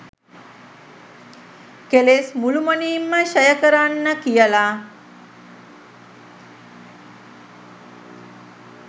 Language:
Sinhala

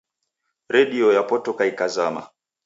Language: Taita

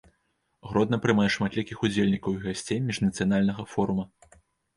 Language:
Belarusian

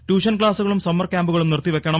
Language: Malayalam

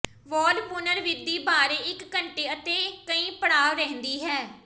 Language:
Punjabi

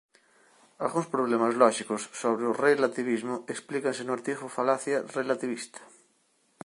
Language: Galician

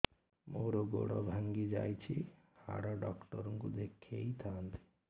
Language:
Odia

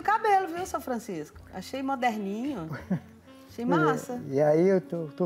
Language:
Portuguese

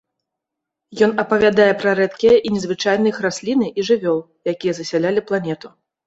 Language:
Belarusian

